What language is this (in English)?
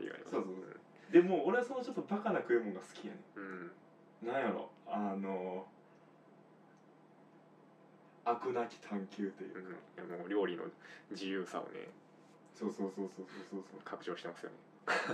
Japanese